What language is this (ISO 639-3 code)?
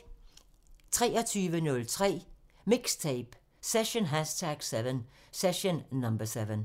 dan